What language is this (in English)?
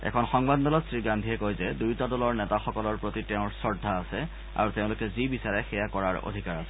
Assamese